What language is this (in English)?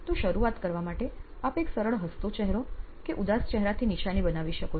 Gujarati